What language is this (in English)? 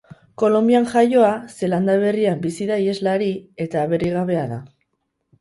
Basque